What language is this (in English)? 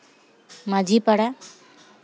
Santali